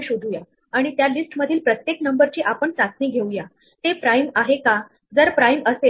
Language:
Marathi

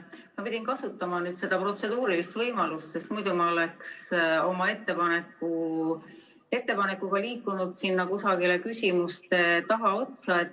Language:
Estonian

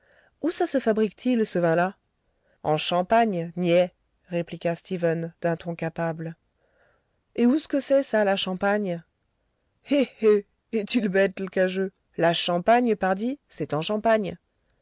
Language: French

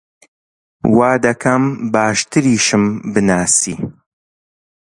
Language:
Central Kurdish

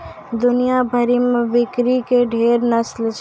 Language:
Maithili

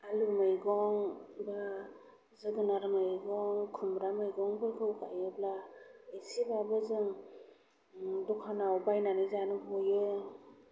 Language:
Bodo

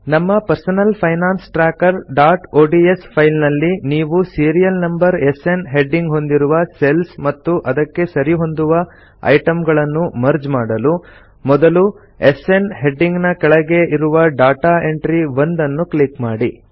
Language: Kannada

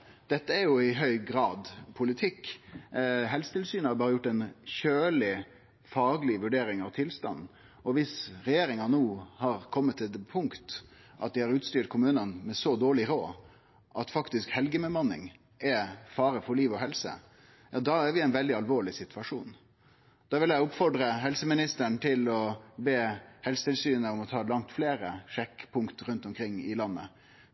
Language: Norwegian Nynorsk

